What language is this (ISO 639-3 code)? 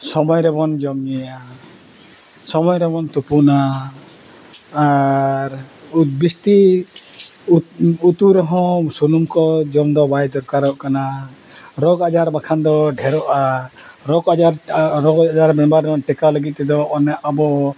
sat